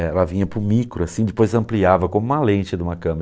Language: Portuguese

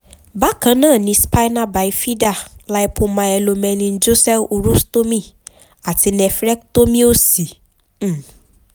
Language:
Yoruba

